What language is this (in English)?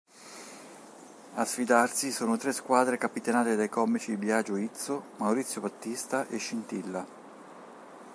Italian